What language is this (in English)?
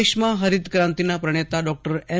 Gujarati